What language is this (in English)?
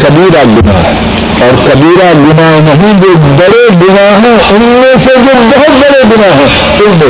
Urdu